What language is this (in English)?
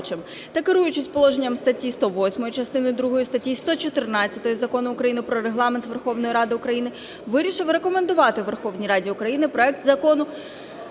Ukrainian